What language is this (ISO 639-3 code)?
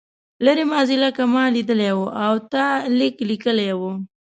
pus